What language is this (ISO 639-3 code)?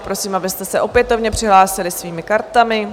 ces